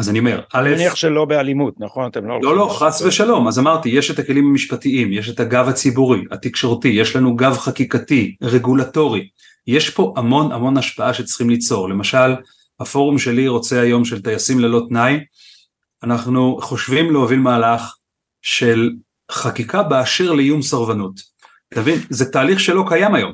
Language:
Hebrew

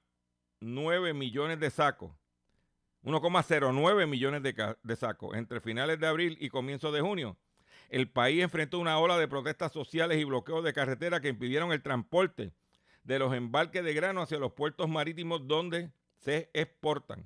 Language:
Spanish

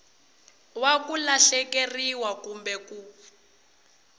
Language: Tsonga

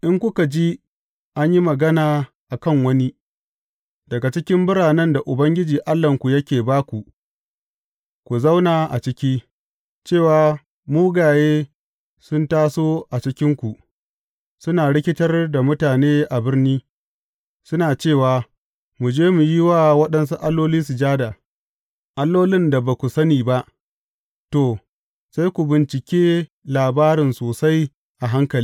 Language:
Hausa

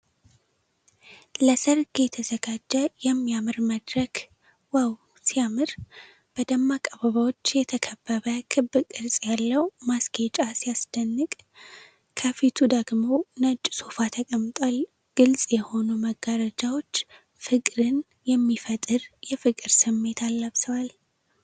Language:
Amharic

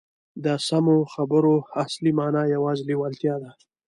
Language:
Pashto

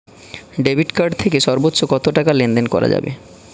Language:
Bangla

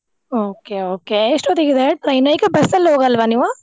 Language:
Kannada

